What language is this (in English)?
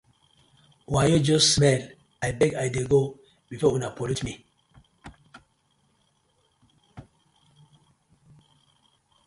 Nigerian Pidgin